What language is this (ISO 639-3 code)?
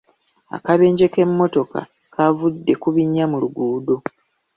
lug